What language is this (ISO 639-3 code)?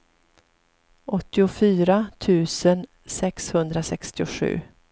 swe